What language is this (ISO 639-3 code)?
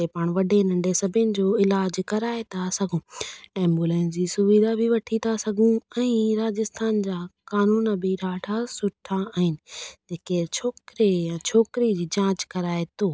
snd